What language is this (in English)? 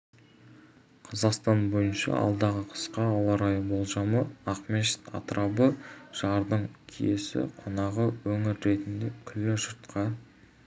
Kazakh